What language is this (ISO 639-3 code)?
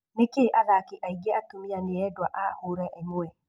kik